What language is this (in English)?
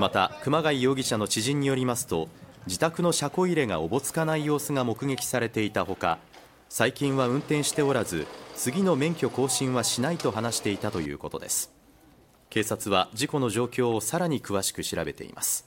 Japanese